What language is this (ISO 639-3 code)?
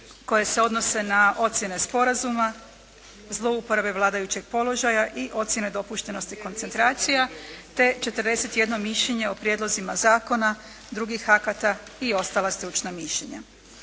hrv